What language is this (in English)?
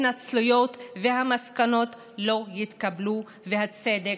Hebrew